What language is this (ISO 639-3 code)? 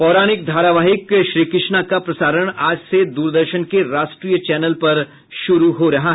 hin